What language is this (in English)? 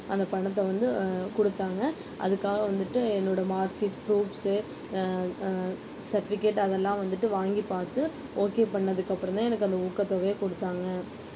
Tamil